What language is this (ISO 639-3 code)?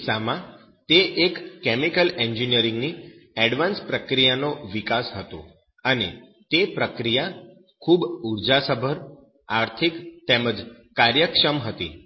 guj